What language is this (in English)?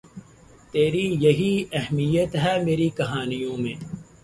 Urdu